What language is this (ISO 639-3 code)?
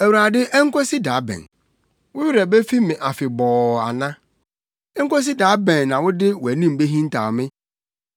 aka